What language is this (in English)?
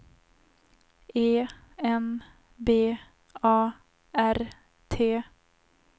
Swedish